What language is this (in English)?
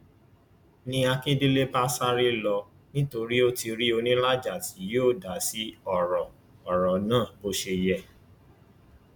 Yoruba